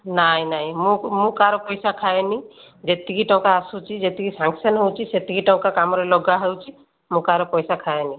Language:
Odia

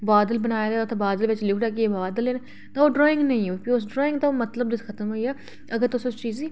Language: Dogri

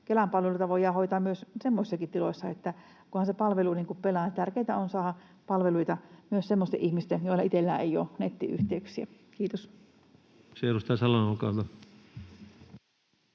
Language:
Finnish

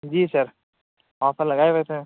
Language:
Urdu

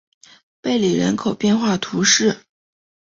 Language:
Chinese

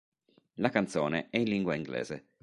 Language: Italian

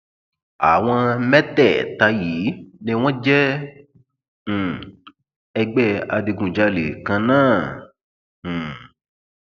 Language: Yoruba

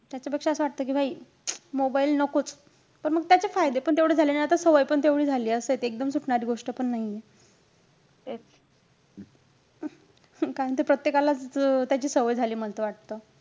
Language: Marathi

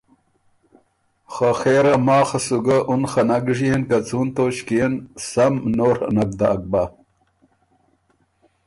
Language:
Ormuri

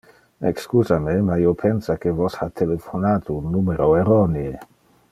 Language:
Interlingua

